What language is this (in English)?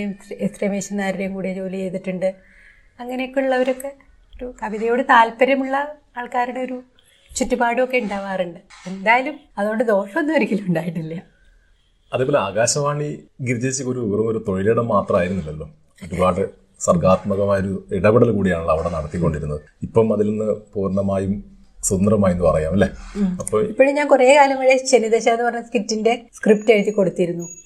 Malayalam